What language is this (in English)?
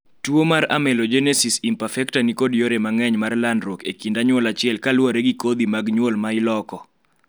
Luo (Kenya and Tanzania)